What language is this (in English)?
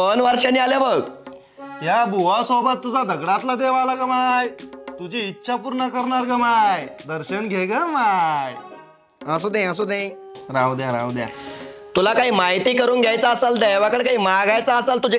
Marathi